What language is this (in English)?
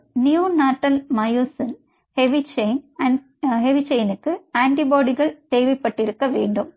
Tamil